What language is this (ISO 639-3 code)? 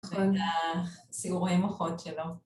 heb